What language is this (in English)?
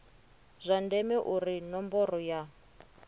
Venda